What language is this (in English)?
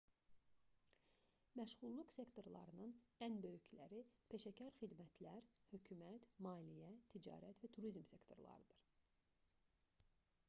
Azerbaijani